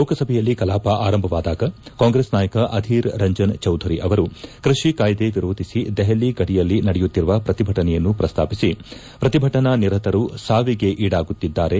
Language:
Kannada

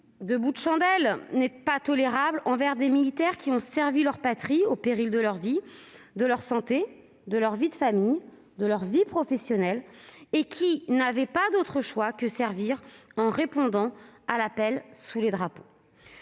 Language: French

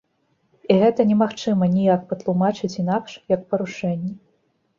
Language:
Belarusian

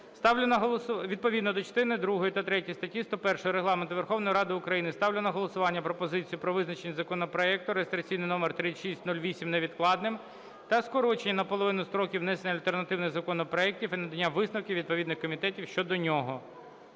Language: Ukrainian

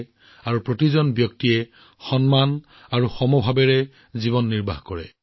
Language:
Assamese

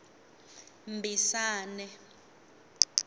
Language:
Tsonga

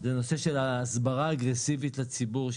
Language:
Hebrew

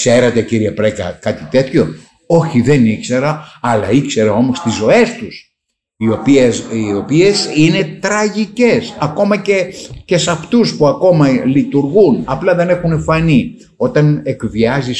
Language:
Greek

